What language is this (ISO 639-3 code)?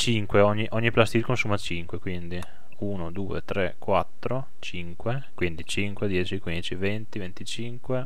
ita